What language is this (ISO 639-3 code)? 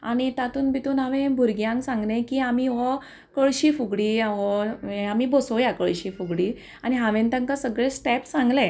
kok